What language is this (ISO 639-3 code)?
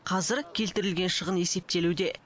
kaz